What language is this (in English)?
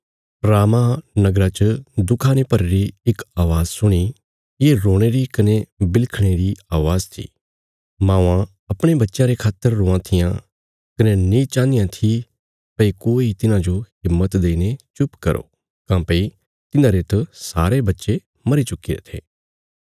Bilaspuri